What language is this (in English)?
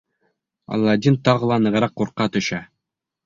Bashkir